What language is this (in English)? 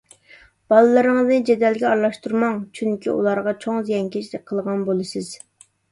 Uyghur